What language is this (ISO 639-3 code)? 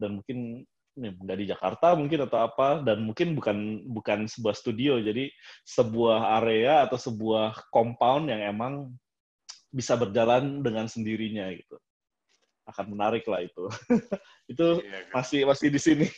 ind